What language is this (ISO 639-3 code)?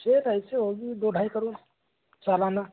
hin